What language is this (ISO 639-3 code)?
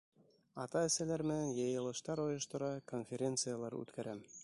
bak